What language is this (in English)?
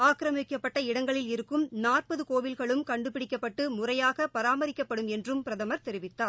Tamil